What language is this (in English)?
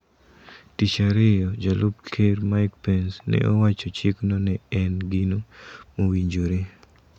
Luo (Kenya and Tanzania)